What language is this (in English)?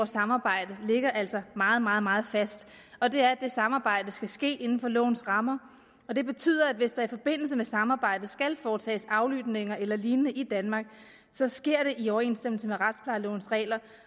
Danish